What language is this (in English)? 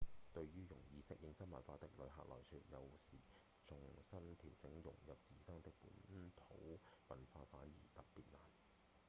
Cantonese